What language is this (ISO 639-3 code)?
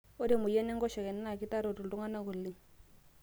mas